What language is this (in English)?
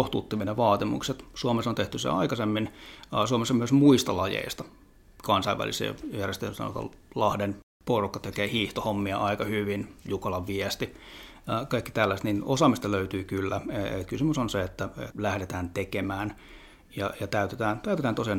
Finnish